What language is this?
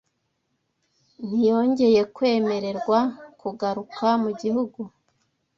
Kinyarwanda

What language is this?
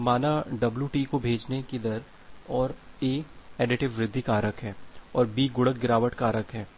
Hindi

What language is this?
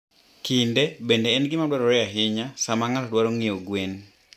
Luo (Kenya and Tanzania)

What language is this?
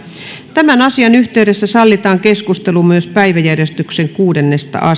Finnish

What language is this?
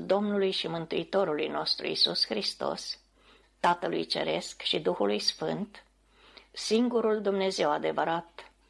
Romanian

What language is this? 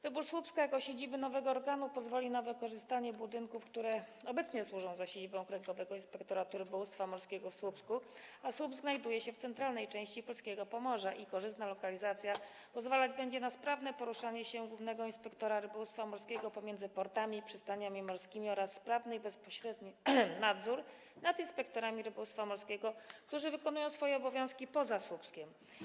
Polish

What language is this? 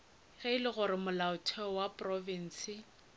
Northern Sotho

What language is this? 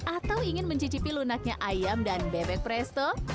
Indonesian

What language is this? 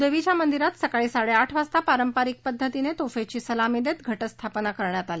Marathi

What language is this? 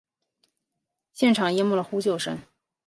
Chinese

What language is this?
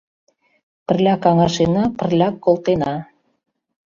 Mari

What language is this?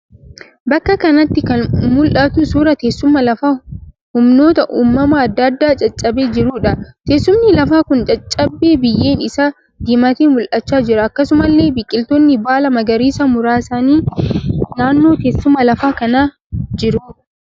Oromo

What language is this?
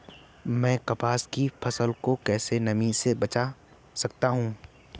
Hindi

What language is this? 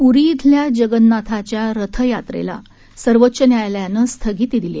Marathi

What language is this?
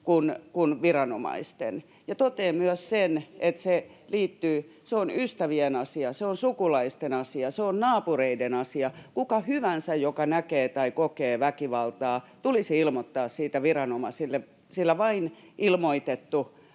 Finnish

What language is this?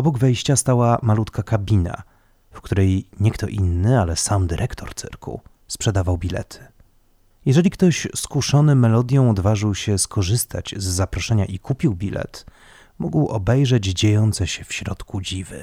Polish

